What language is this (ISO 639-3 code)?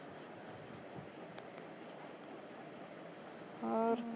pan